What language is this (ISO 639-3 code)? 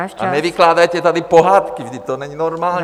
ces